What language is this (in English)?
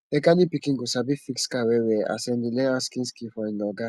Nigerian Pidgin